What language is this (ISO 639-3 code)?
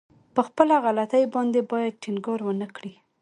pus